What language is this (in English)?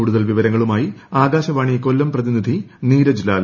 Malayalam